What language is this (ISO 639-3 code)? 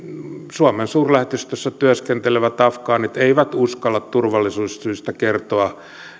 fin